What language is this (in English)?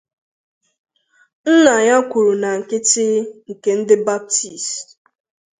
Igbo